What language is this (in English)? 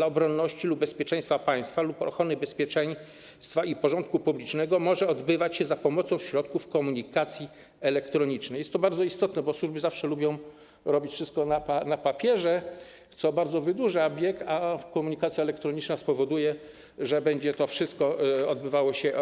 Polish